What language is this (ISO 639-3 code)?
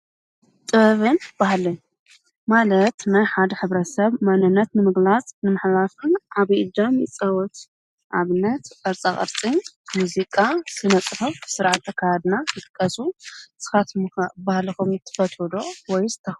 tir